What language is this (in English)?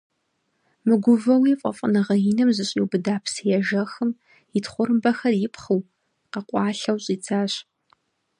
Kabardian